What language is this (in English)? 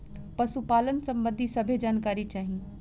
Bhojpuri